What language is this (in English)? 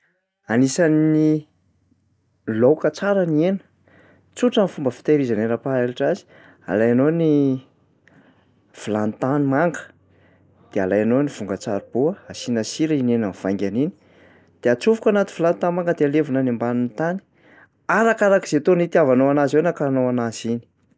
Malagasy